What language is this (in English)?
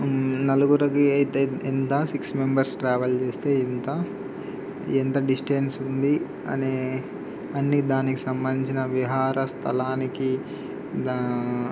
Telugu